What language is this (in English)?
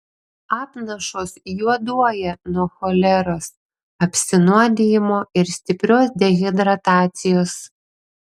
Lithuanian